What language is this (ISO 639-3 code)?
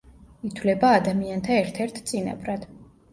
kat